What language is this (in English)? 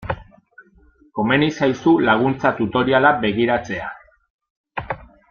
Basque